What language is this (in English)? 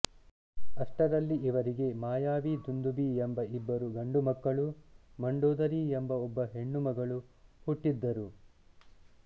Kannada